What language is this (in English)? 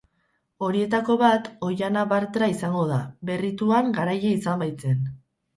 Basque